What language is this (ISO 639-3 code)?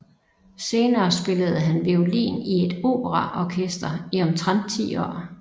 dan